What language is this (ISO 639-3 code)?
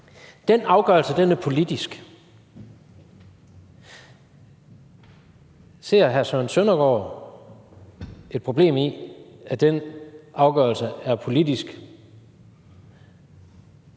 dan